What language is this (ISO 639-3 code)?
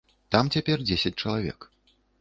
bel